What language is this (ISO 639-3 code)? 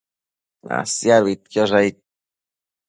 mcf